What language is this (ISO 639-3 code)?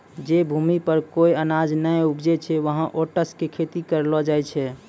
mai